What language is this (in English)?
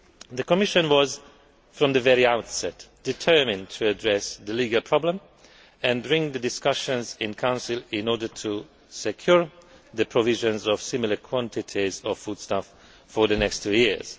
English